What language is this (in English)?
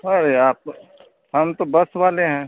Hindi